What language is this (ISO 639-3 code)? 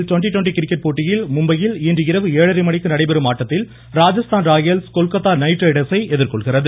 tam